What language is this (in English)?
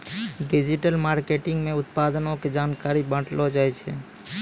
Maithili